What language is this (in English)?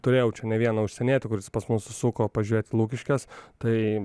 Lithuanian